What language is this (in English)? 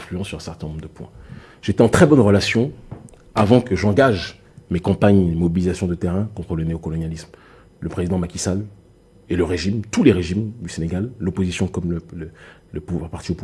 French